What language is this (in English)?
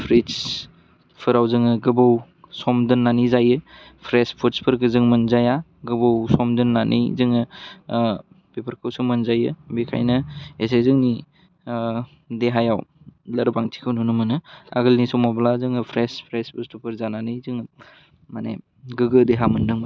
Bodo